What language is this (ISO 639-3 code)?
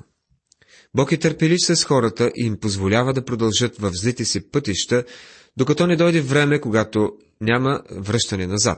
bul